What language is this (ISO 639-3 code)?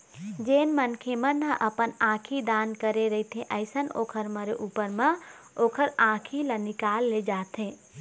hne